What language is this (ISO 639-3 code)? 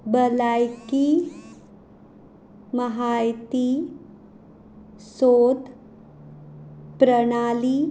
kok